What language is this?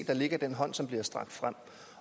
Danish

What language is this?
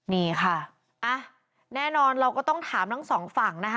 Thai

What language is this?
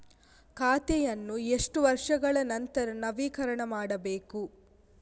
Kannada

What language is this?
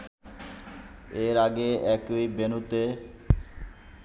Bangla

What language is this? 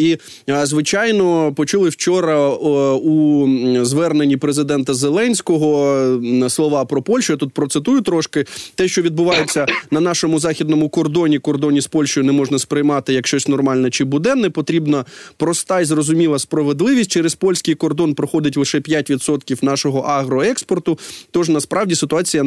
Ukrainian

